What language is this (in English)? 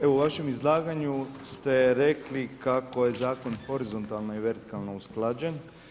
Croatian